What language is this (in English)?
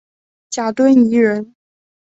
Chinese